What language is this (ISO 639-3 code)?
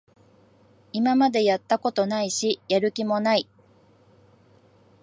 jpn